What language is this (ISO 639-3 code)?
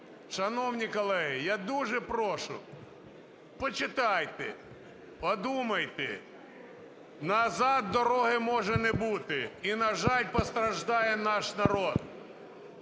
ukr